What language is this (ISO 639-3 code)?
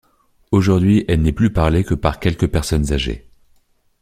fra